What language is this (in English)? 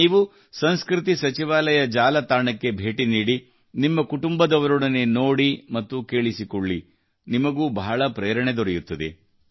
Kannada